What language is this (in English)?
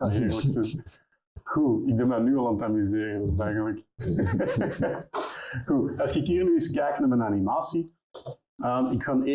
Dutch